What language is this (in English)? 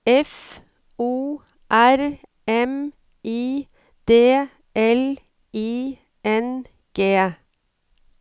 Norwegian